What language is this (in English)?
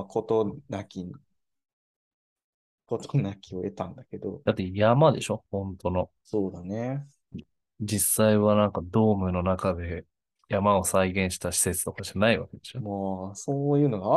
Japanese